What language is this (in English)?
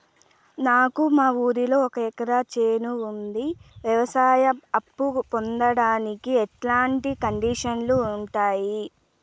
Telugu